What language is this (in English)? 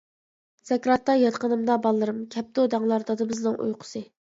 Uyghur